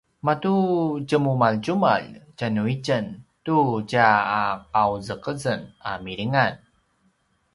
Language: Paiwan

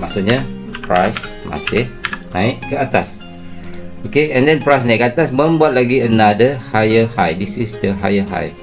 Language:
Malay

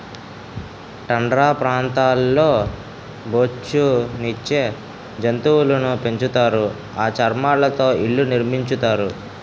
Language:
Telugu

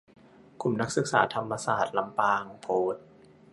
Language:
Thai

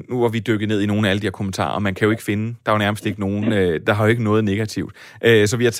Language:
Danish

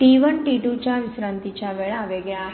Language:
Marathi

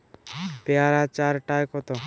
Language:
Bangla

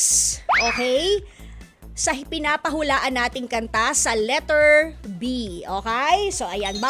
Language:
Filipino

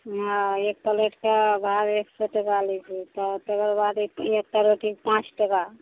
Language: Maithili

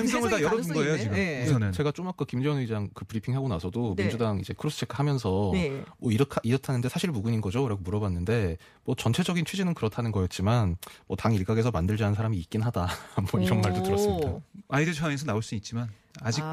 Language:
Korean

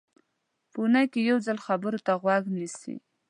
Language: Pashto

